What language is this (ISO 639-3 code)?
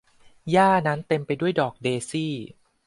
tha